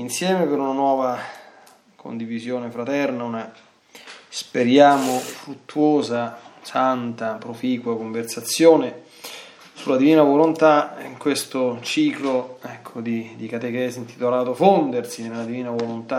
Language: Italian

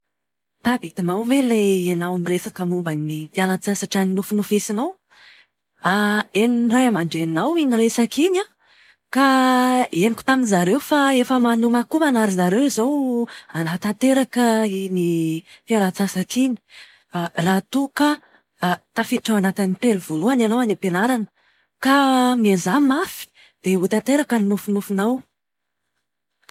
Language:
Malagasy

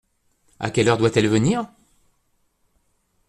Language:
French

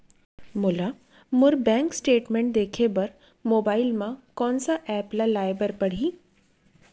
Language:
Chhattisgarhi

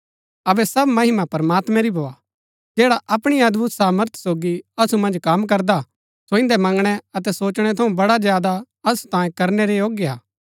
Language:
Gaddi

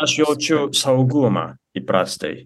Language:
Lithuanian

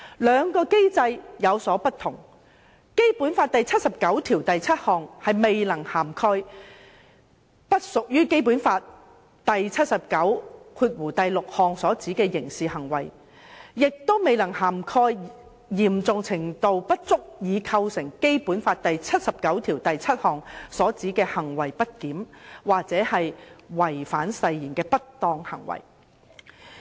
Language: Cantonese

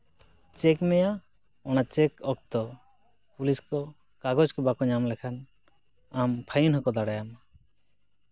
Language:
Santali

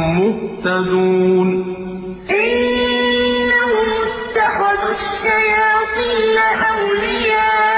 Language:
Arabic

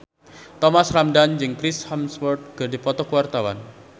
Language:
Sundanese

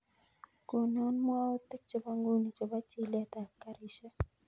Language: Kalenjin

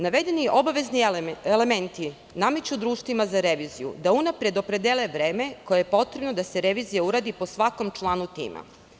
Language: Serbian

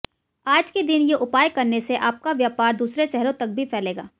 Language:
Hindi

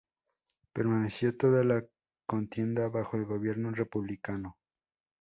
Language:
Spanish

